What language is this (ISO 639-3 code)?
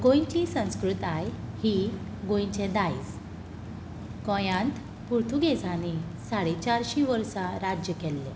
kok